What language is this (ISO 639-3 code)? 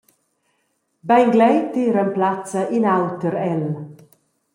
roh